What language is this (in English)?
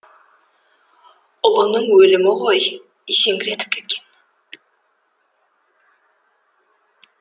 Kazakh